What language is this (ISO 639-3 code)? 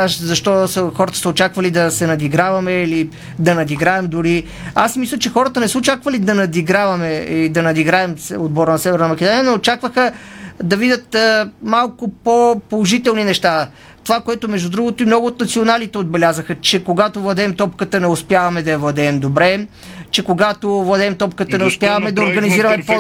bul